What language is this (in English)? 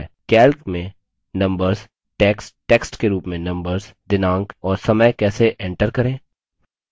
Hindi